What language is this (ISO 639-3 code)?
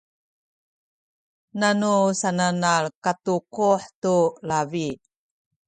szy